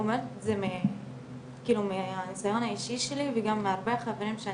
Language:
Hebrew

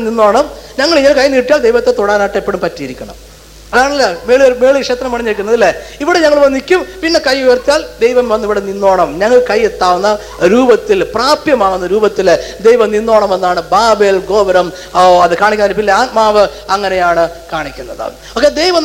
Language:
Malayalam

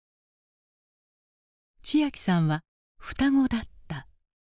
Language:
Japanese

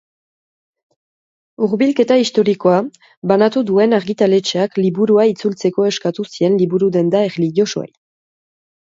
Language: Basque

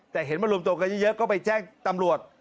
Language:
Thai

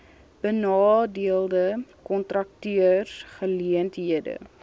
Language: Afrikaans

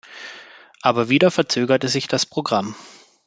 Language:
German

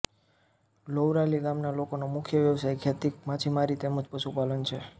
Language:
Gujarati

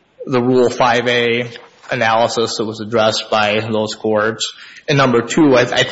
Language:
English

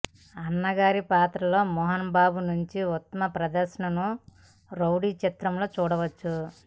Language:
Telugu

